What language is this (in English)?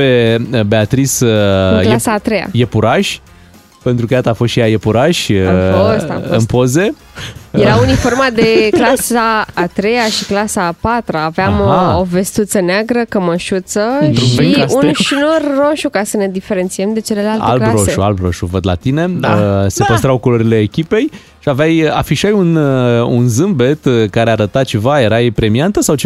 Romanian